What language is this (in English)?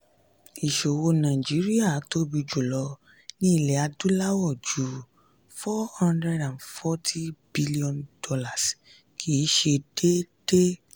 Yoruba